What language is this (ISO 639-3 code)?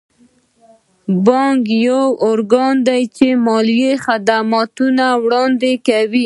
pus